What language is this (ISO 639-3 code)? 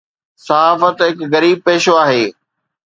snd